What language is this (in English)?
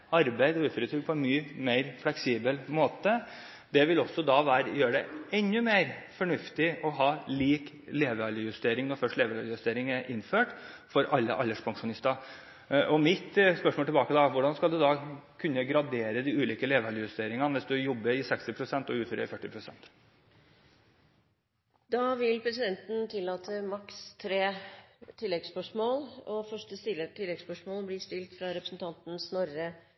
Norwegian